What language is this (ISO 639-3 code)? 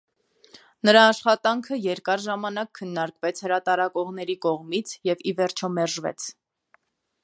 hye